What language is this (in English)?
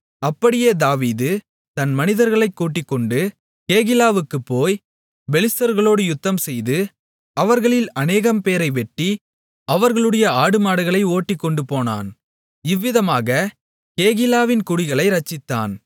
Tamil